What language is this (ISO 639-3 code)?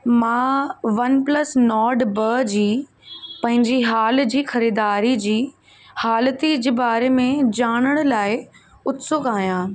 snd